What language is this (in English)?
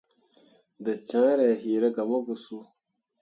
Mundang